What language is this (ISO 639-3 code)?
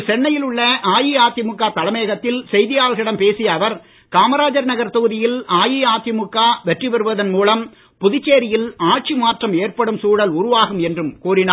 tam